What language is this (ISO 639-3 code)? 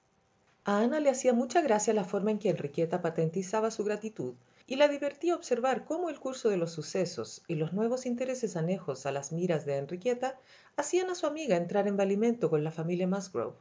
spa